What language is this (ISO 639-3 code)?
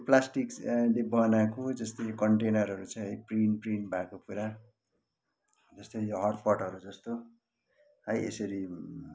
nep